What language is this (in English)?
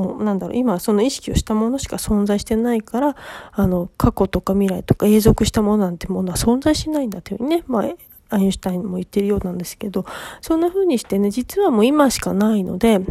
Japanese